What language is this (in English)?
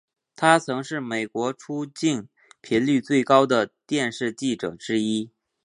Chinese